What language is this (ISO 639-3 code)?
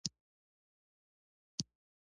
pus